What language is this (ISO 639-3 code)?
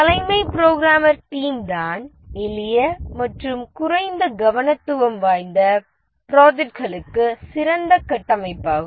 tam